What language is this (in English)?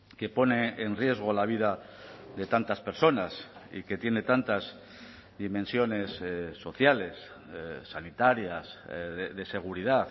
Spanish